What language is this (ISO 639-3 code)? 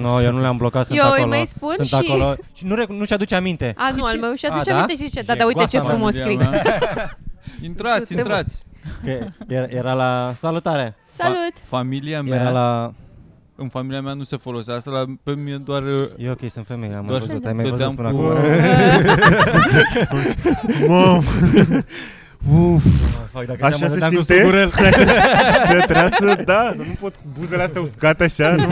ron